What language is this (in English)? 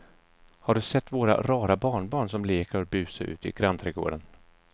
Swedish